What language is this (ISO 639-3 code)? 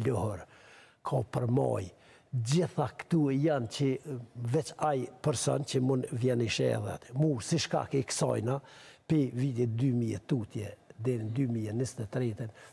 ron